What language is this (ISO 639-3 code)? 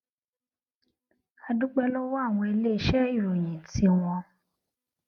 yor